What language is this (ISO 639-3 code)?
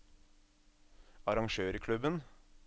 nor